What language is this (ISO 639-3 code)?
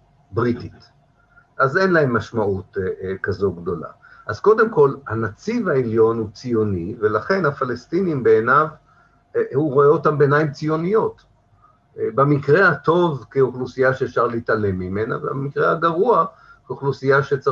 heb